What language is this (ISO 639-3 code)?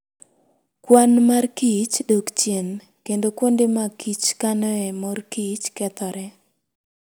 luo